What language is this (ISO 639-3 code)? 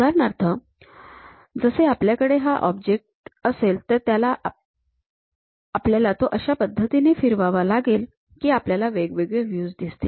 mar